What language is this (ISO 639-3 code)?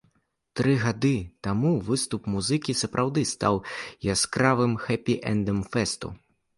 bel